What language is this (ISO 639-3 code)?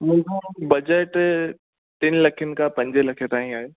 snd